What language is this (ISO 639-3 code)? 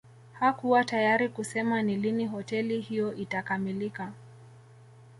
swa